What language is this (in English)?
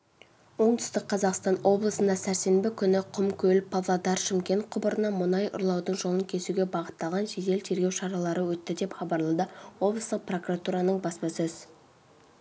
Kazakh